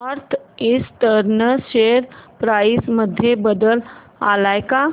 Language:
Marathi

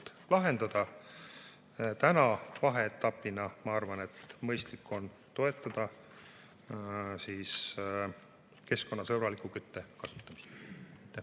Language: Estonian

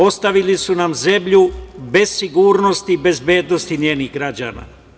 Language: Serbian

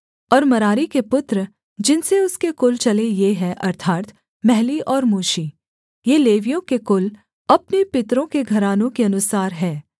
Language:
Hindi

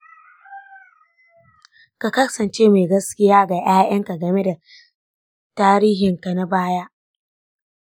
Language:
Hausa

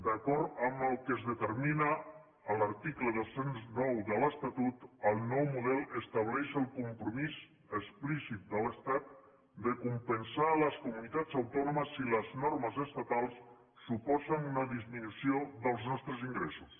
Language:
Catalan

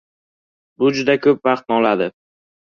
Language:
Uzbek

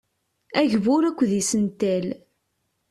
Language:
Kabyle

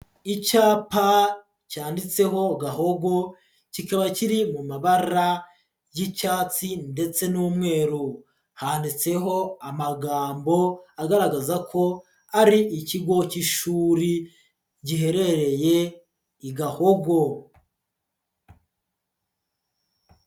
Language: Kinyarwanda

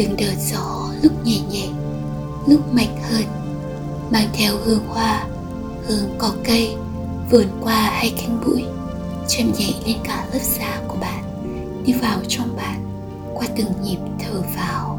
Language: Vietnamese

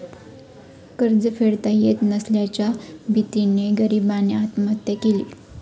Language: Marathi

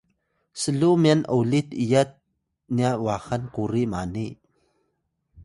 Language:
Atayal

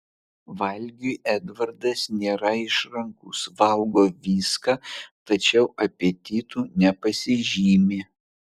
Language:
Lithuanian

